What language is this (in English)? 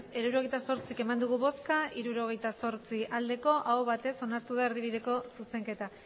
Basque